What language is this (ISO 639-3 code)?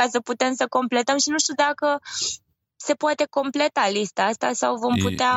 ron